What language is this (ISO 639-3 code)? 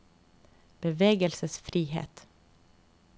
nor